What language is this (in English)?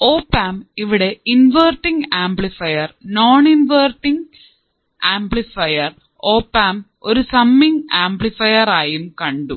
Malayalam